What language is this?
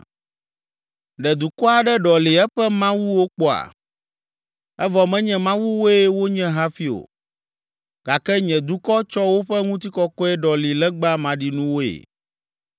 Ewe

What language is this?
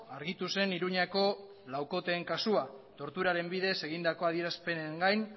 Basque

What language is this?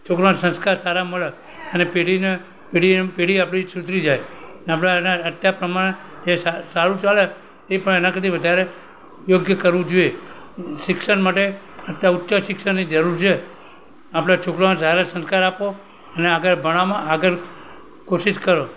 Gujarati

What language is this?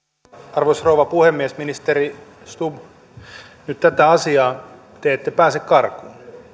Finnish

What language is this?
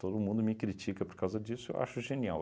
Portuguese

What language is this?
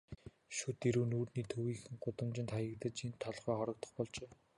Mongolian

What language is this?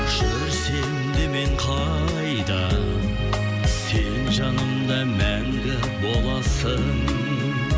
Kazakh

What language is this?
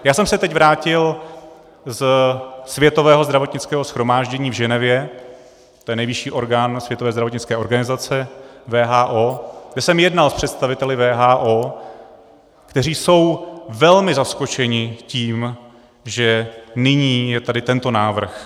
Czech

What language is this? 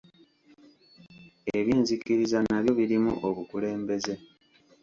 Ganda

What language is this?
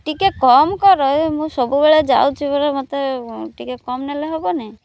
Odia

